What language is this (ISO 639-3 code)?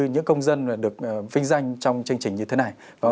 vie